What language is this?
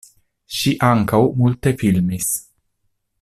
Esperanto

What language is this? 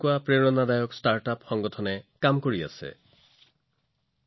Assamese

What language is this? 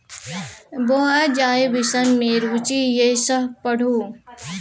Maithili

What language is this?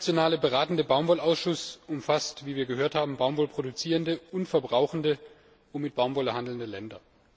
German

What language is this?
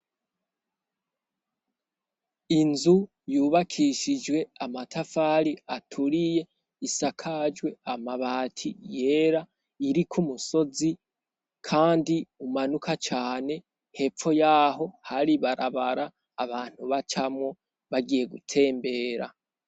Rundi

